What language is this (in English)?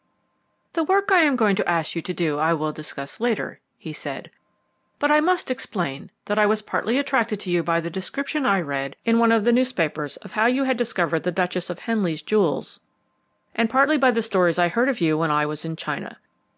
English